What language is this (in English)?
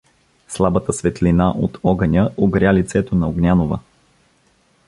Bulgarian